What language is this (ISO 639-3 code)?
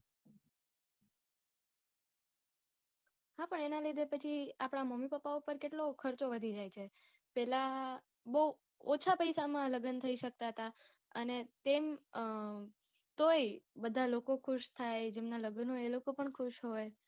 guj